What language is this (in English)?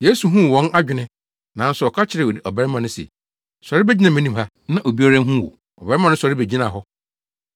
Akan